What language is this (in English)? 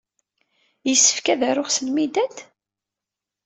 Kabyle